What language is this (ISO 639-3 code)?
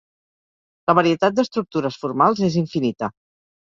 cat